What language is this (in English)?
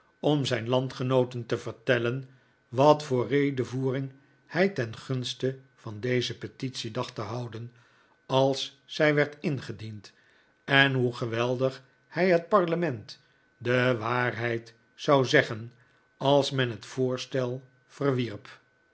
Dutch